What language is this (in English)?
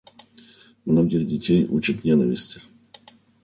Russian